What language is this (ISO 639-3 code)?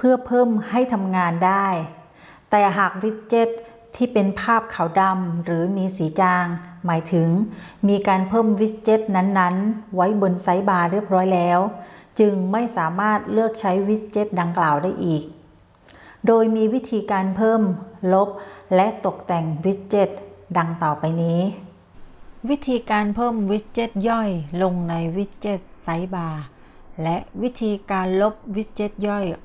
tha